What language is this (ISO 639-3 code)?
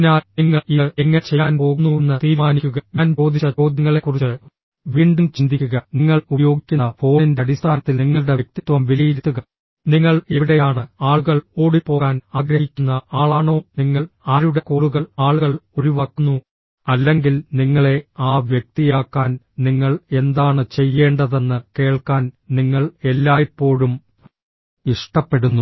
mal